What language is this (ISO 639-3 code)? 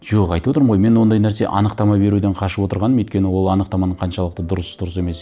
kaz